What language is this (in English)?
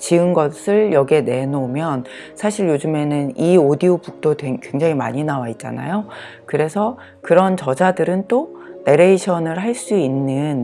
Korean